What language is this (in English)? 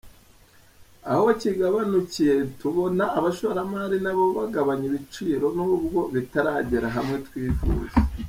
Kinyarwanda